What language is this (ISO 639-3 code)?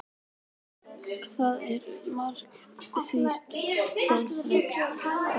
isl